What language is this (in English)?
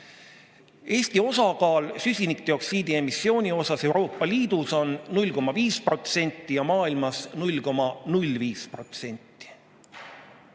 Estonian